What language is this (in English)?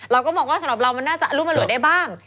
Thai